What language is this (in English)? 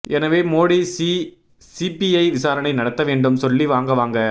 Tamil